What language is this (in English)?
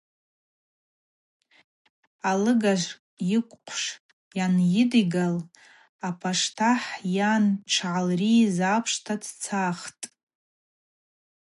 Abaza